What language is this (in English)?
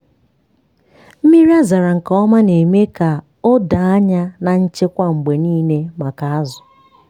Igbo